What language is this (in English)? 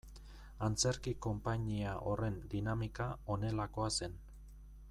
Basque